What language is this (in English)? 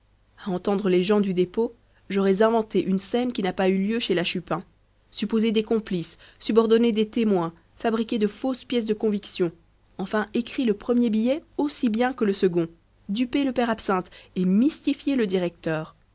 French